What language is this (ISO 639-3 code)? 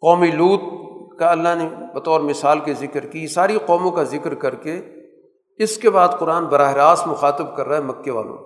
urd